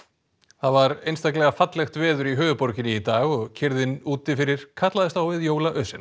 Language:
Icelandic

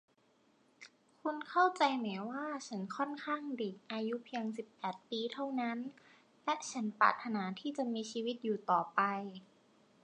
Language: Thai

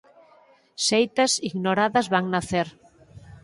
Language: Galician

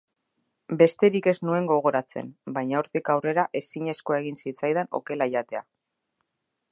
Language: Basque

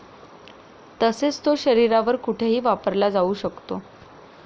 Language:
Marathi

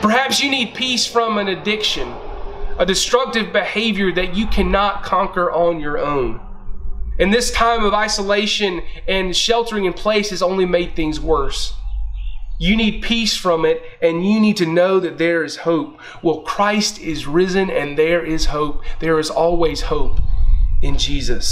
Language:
English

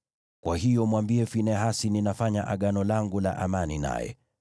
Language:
Swahili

